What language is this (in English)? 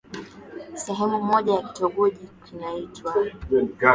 Swahili